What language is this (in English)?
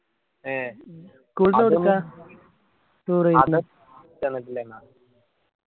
Malayalam